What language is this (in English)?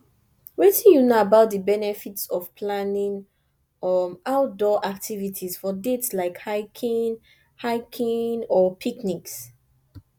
Nigerian Pidgin